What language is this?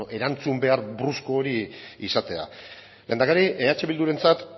Basque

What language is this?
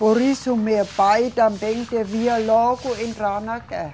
Portuguese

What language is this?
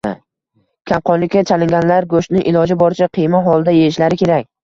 Uzbek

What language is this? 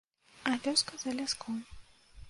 Belarusian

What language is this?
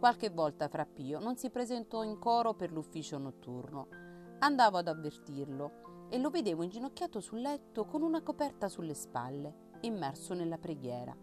Italian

